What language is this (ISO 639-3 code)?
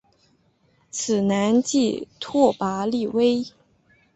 zho